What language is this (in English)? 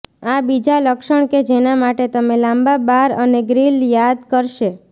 Gujarati